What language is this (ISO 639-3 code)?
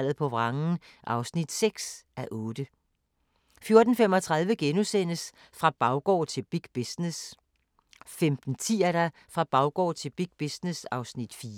dan